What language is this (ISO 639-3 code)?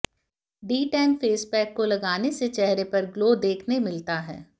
hin